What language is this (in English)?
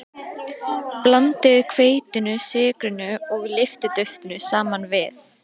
Icelandic